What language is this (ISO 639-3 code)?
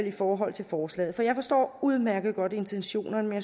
dan